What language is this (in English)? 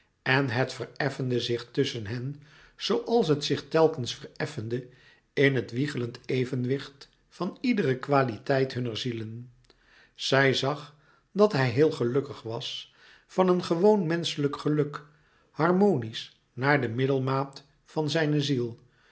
Dutch